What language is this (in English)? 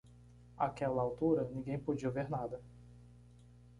Portuguese